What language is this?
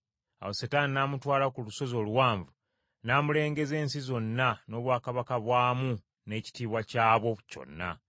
Ganda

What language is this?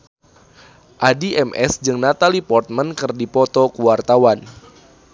Sundanese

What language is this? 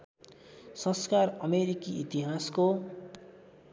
Nepali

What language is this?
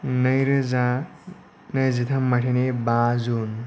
Bodo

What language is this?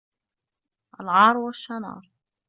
Arabic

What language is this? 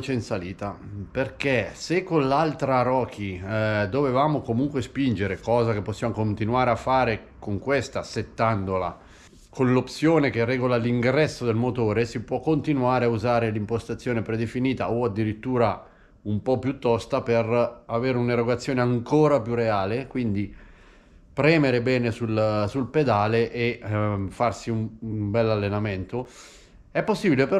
Italian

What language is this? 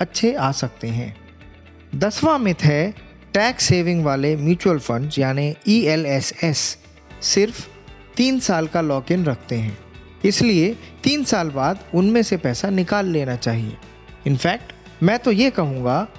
Hindi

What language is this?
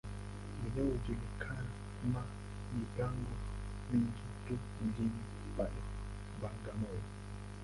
Swahili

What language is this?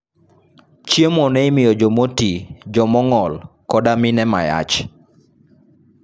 Luo (Kenya and Tanzania)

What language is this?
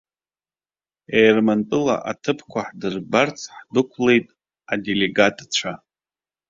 Abkhazian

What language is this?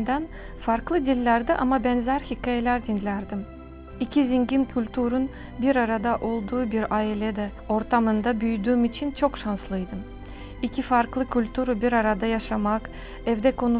Turkish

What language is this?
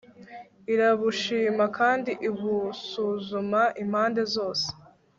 Kinyarwanda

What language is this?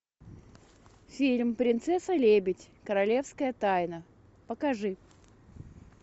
Russian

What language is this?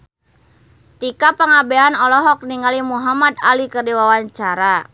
Sundanese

